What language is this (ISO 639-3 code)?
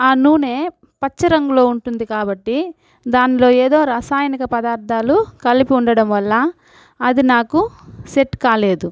tel